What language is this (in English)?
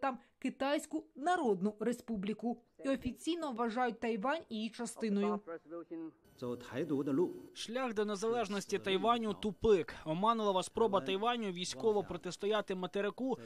Ukrainian